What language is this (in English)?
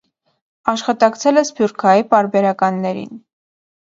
Armenian